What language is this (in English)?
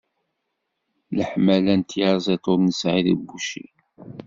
Kabyle